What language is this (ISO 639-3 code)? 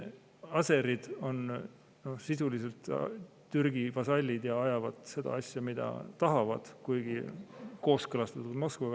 est